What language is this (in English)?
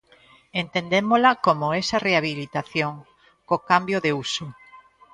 Galician